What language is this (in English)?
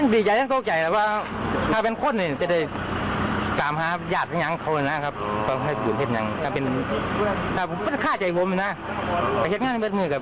Thai